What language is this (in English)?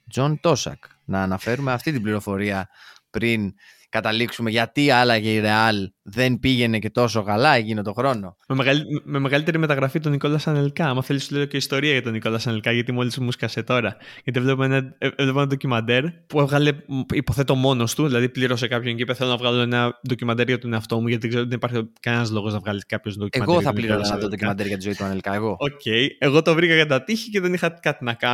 Greek